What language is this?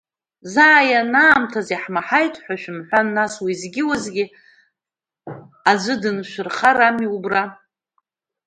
Abkhazian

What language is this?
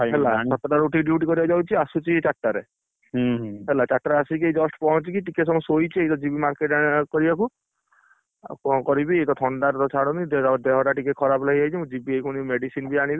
Odia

